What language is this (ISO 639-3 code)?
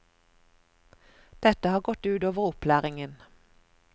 nor